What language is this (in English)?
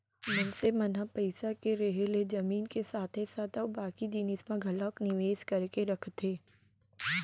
Chhattisgarhi